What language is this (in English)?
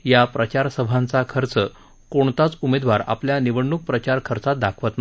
Marathi